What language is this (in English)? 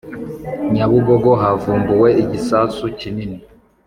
Kinyarwanda